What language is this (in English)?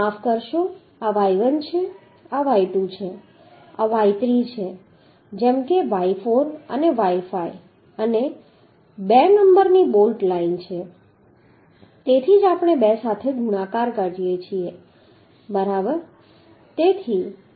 Gujarati